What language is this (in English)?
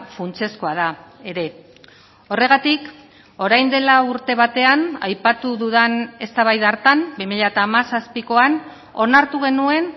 Basque